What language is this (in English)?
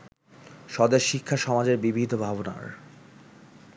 Bangla